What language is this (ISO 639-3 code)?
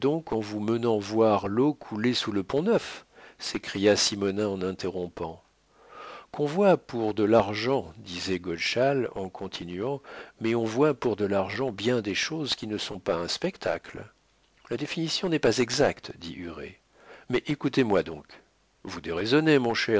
fra